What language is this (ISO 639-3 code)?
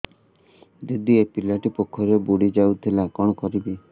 ori